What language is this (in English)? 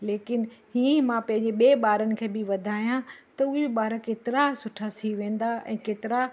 Sindhi